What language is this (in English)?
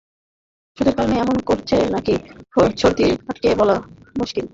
Bangla